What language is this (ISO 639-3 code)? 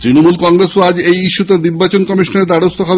ben